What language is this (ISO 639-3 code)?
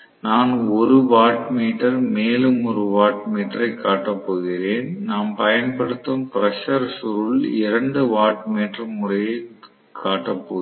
tam